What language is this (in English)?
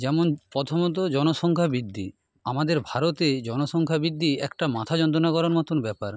Bangla